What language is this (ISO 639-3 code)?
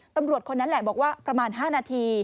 tha